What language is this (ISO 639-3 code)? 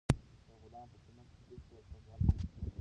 pus